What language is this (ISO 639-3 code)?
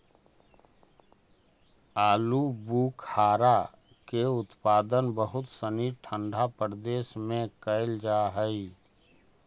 mag